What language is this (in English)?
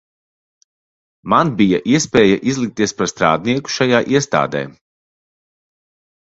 Latvian